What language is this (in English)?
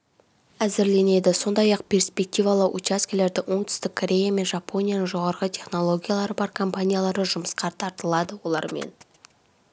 Kazakh